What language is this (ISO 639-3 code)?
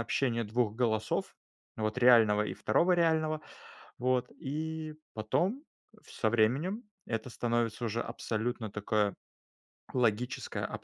rus